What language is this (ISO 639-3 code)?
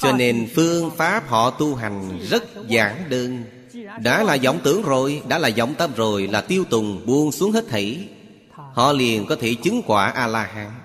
vie